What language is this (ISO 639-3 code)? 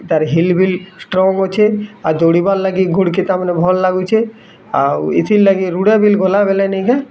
ori